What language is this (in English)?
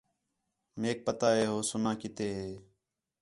Khetrani